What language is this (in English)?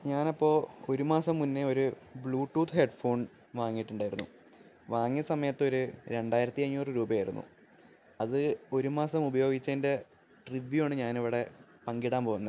Malayalam